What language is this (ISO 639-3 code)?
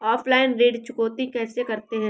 hin